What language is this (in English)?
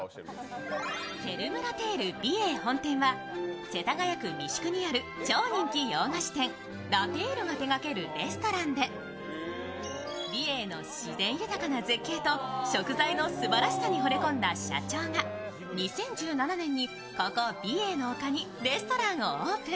Japanese